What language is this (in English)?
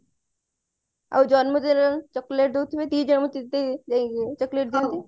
Odia